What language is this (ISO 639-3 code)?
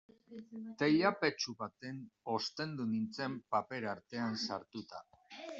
eus